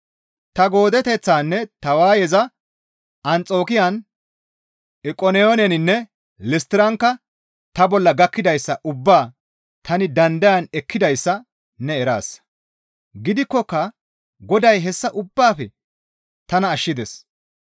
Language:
Gamo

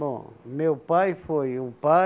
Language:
Portuguese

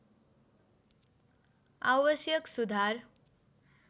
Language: Nepali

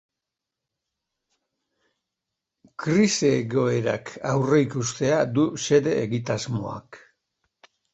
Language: Basque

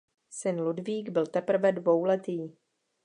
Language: Czech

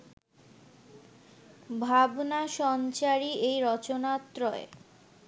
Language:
Bangla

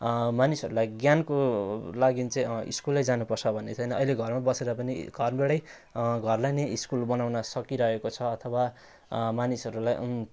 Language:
Nepali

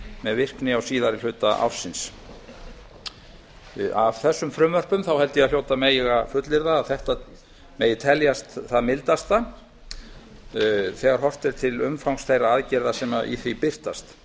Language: Icelandic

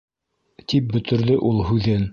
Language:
Bashkir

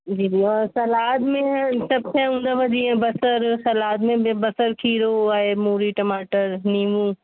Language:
Sindhi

